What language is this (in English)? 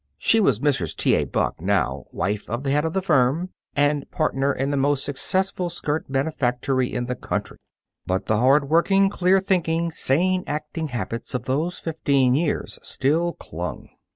English